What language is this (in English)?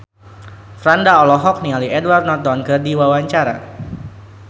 Sundanese